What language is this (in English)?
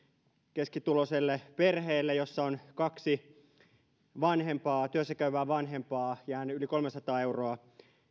Finnish